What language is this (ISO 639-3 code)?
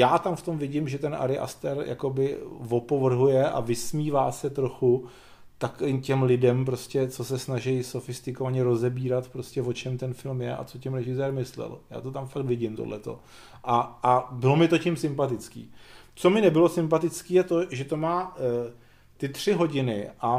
ces